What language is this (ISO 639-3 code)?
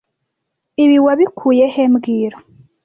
kin